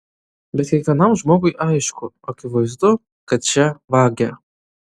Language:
Lithuanian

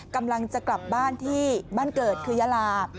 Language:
Thai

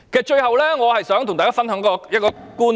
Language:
Cantonese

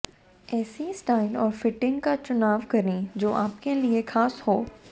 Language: Hindi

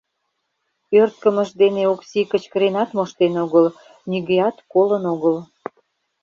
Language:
Mari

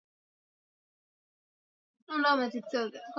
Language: Swahili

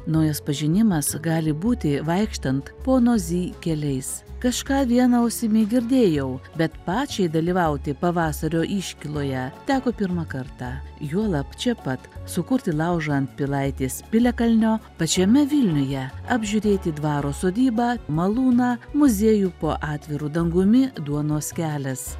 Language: Lithuanian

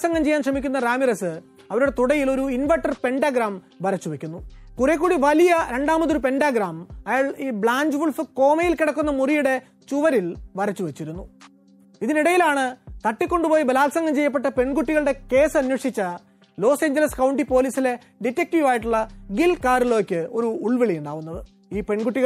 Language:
Malayalam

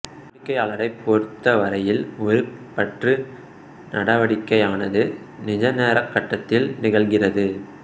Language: Tamil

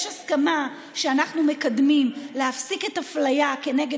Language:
Hebrew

